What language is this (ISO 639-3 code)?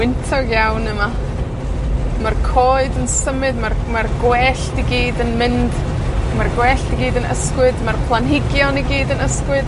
cym